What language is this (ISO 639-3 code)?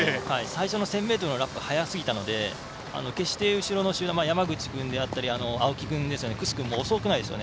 jpn